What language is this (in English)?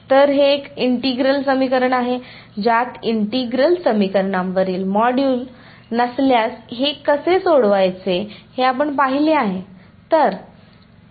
Marathi